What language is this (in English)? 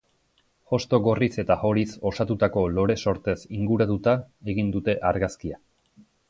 Basque